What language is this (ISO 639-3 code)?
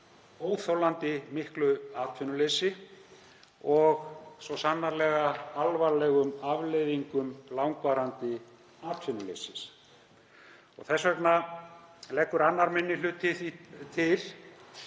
isl